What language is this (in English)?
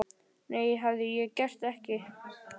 Icelandic